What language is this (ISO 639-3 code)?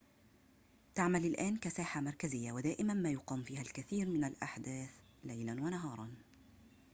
ara